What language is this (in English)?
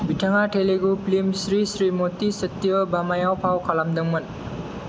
Bodo